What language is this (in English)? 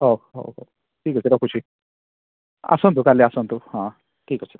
Odia